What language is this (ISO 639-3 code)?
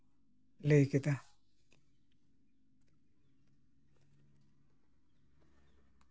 sat